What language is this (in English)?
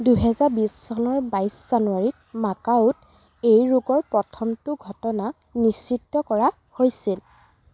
Assamese